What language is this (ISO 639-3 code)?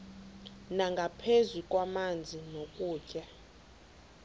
xho